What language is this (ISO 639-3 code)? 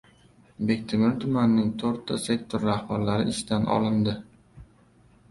uzb